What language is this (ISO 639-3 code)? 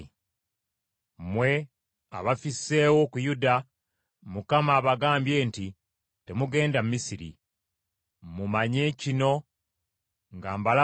lug